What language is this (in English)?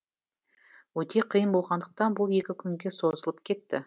Kazakh